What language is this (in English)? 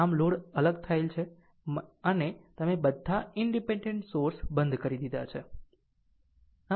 Gujarati